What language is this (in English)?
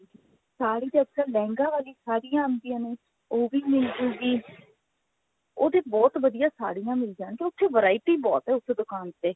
Punjabi